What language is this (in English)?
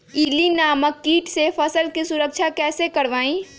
Magahi